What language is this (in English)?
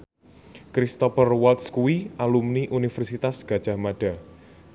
Javanese